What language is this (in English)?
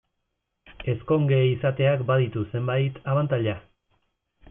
Basque